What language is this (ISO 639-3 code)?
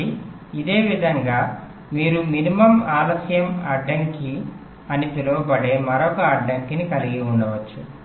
tel